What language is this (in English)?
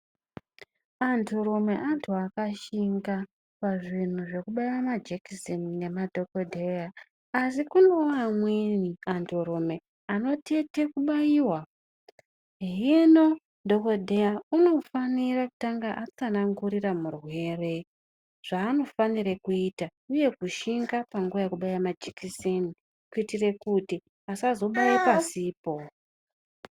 Ndau